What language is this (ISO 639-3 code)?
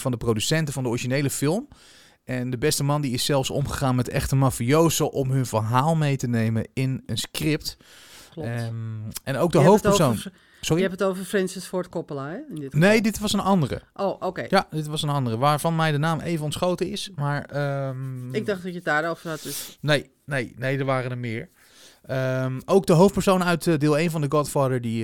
nld